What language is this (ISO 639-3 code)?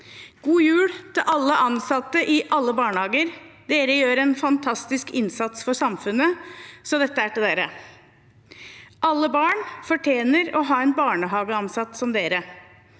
nor